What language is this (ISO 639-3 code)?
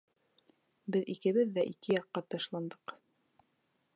bak